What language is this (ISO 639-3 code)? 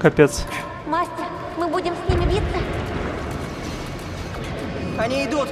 rus